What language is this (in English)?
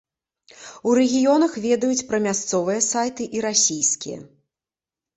Belarusian